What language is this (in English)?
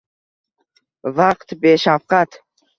Uzbek